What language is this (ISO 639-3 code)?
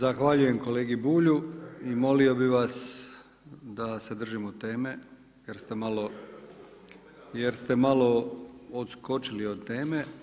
hrv